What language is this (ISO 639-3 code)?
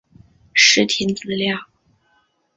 zho